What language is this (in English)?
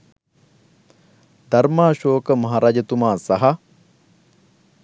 Sinhala